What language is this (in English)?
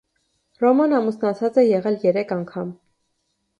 Armenian